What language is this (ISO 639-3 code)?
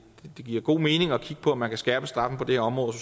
dan